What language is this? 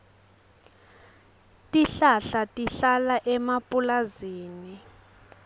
Swati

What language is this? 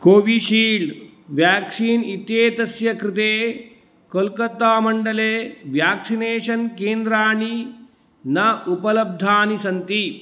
Sanskrit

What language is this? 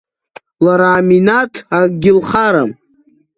Abkhazian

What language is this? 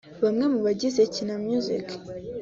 Kinyarwanda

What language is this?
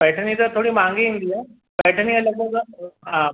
Sindhi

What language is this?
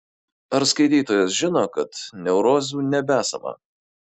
Lithuanian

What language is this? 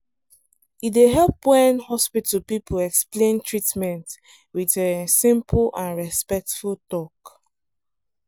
Nigerian Pidgin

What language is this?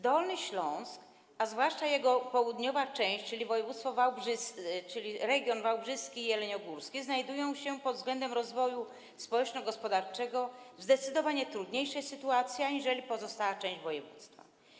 Polish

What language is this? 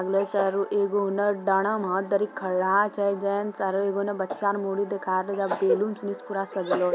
Magahi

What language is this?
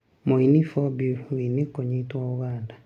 Kikuyu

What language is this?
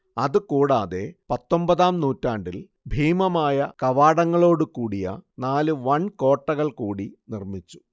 Malayalam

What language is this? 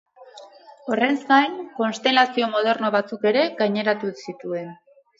Basque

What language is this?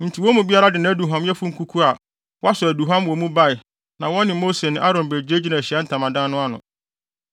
Akan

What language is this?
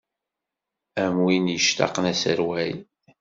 Kabyle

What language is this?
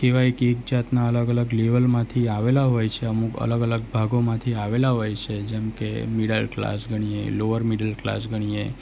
Gujarati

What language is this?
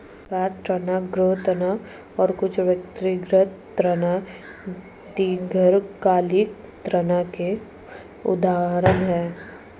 Hindi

